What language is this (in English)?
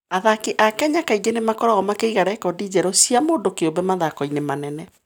Kikuyu